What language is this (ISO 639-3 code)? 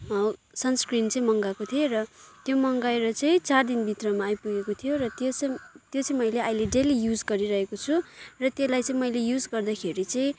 nep